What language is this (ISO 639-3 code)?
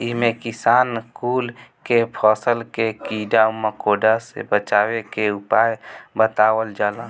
bho